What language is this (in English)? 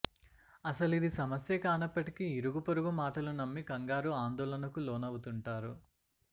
Telugu